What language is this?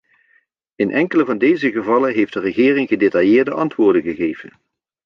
Dutch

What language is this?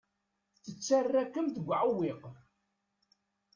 Kabyle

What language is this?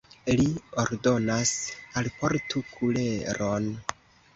Esperanto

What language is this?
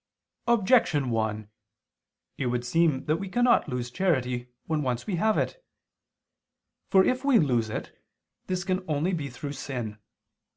English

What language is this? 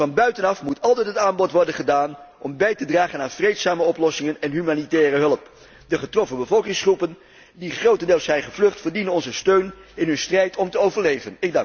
Dutch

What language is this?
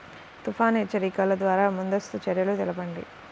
Telugu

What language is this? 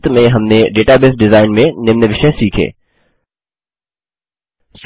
Hindi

